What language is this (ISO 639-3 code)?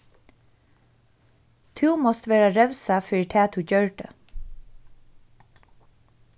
fao